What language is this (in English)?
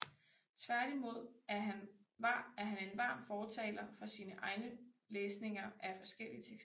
Danish